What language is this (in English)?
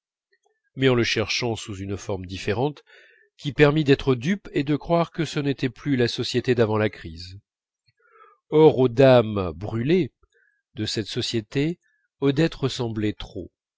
French